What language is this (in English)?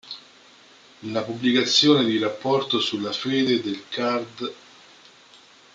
Italian